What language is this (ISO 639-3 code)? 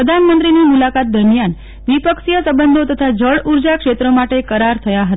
guj